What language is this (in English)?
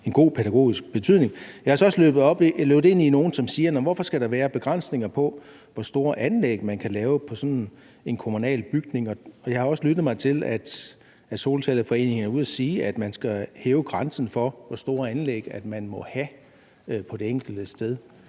Danish